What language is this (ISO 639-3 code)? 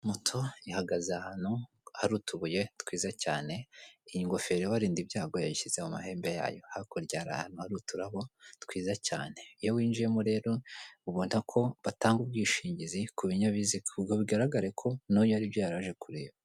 kin